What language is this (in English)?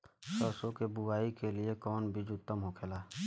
Bhojpuri